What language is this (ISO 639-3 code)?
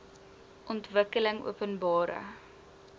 afr